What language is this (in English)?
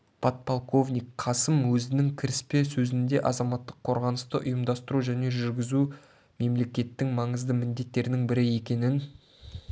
Kazakh